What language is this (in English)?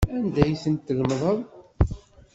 Kabyle